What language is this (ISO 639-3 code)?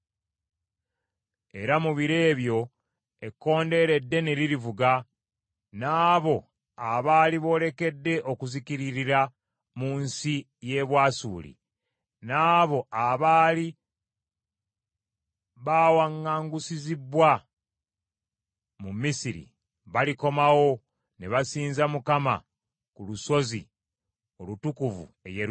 lug